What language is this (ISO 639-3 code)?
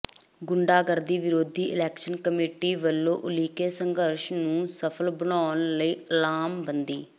pan